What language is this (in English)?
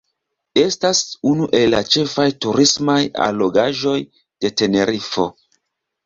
Esperanto